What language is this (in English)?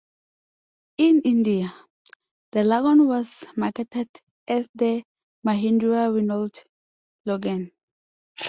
English